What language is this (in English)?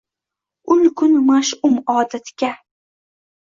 Uzbek